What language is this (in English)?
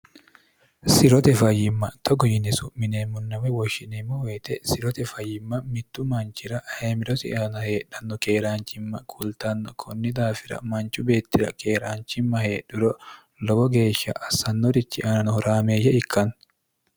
Sidamo